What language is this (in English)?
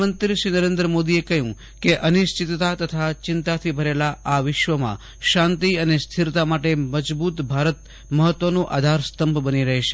Gujarati